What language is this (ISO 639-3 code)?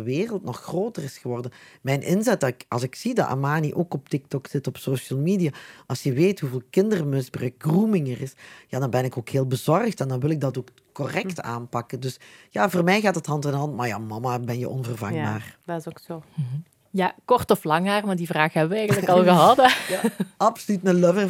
nld